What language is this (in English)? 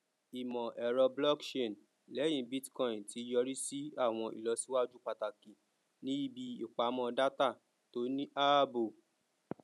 Yoruba